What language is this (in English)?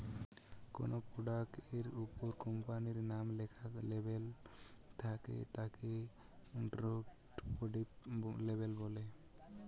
Bangla